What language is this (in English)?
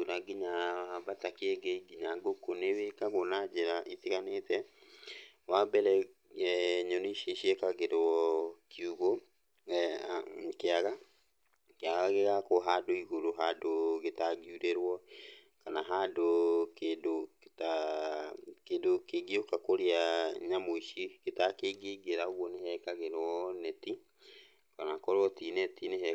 Kikuyu